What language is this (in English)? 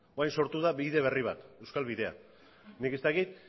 Basque